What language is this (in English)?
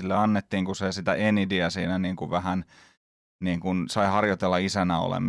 Finnish